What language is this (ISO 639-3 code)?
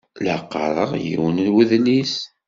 kab